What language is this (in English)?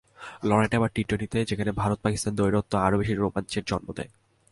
Bangla